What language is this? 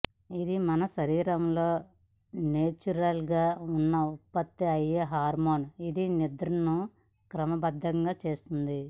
Telugu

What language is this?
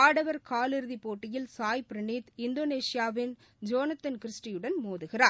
Tamil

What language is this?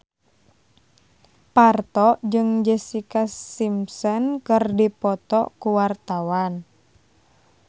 Sundanese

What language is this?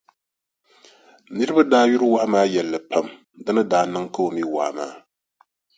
Dagbani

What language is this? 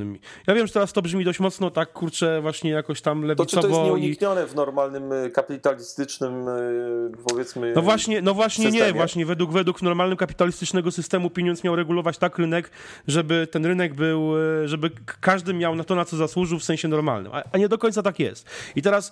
Polish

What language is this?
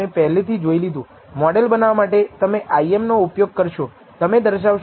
Gujarati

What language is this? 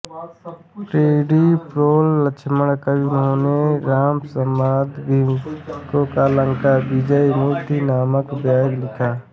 Hindi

